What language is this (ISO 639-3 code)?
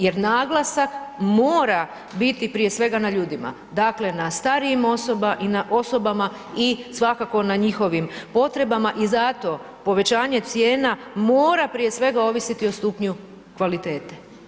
hrv